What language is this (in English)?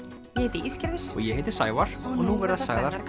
Icelandic